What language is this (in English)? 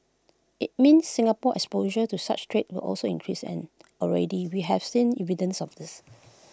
English